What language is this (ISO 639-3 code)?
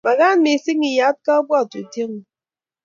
kln